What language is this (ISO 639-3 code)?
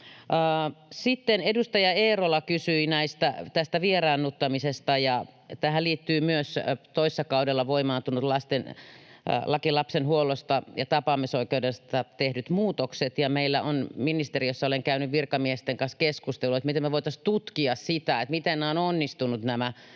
fin